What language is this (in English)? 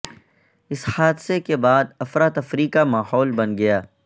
Urdu